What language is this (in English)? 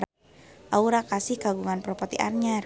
Sundanese